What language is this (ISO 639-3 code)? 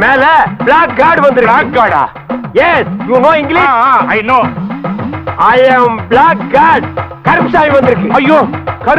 hin